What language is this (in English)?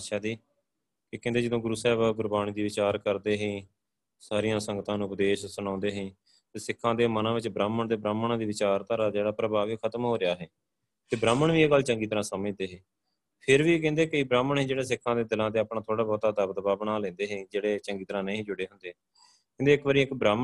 Punjabi